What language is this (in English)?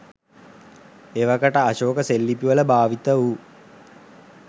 Sinhala